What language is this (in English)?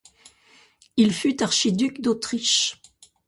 French